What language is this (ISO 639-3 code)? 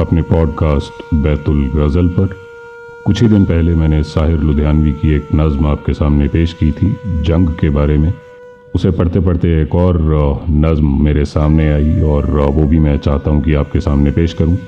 hin